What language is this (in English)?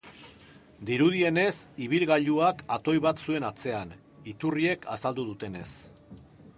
Basque